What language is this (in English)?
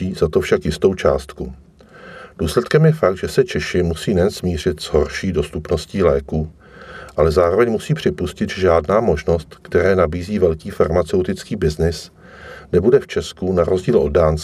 Czech